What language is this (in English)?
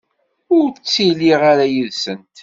Kabyle